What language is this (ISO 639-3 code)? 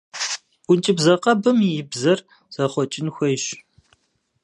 kbd